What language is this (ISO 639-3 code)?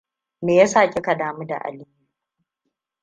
hau